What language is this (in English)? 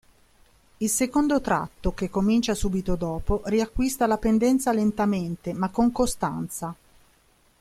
Italian